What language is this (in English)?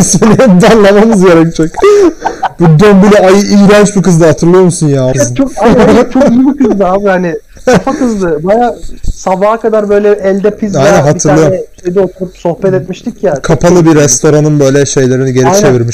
Turkish